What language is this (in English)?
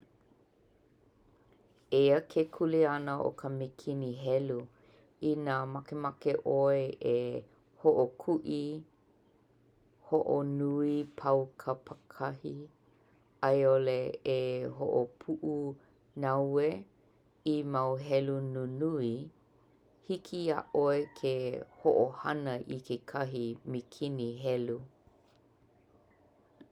Hawaiian